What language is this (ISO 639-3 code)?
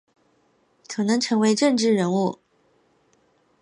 zho